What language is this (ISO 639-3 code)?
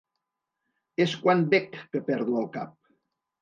cat